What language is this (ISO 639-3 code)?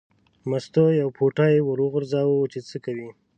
pus